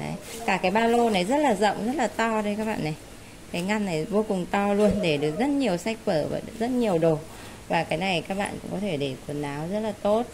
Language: Vietnamese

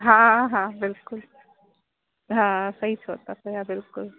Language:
Sindhi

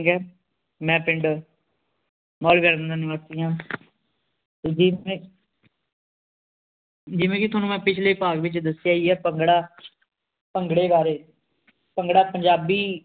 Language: Punjabi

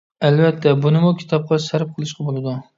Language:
Uyghur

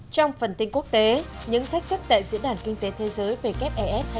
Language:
Vietnamese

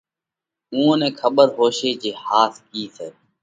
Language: Parkari Koli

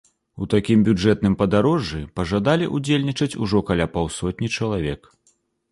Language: Belarusian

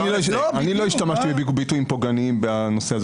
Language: Hebrew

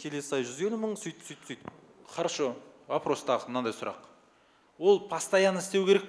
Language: Russian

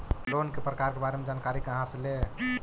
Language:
Magahi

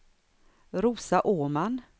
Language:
Swedish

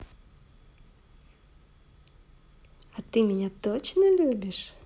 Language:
Russian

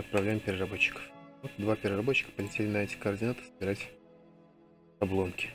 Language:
Russian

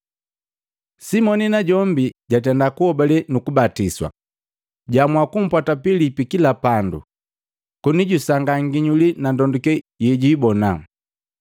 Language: Matengo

